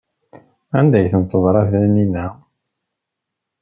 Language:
Kabyle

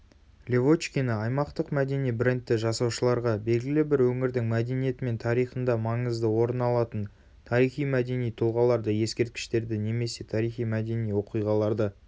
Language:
Kazakh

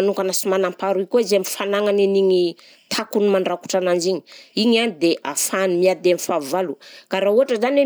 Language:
Southern Betsimisaraka Malagasy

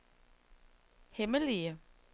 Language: Danish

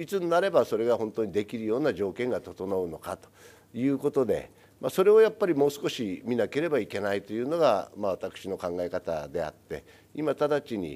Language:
Japanese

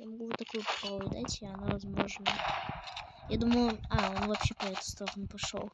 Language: Russian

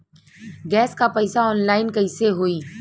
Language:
Bhojpuri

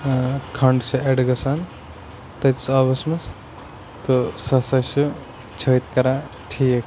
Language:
Kashmiri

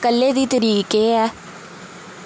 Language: Dogri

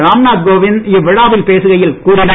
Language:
Tamil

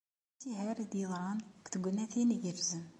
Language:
Kabyle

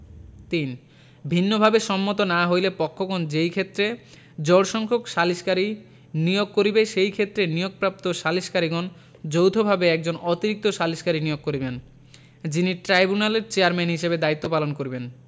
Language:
Bangla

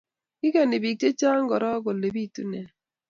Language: Kalenjin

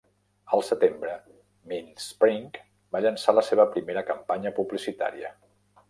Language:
Catalan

